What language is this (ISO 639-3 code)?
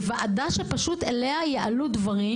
heb